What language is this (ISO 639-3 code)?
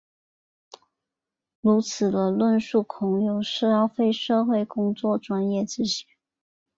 zho